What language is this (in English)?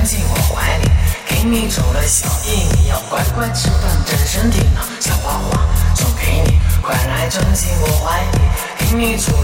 Chinese